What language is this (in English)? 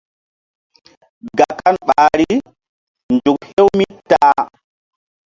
Mbum